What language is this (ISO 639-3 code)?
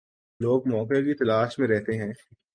urd